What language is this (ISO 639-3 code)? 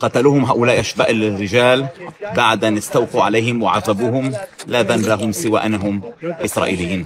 ara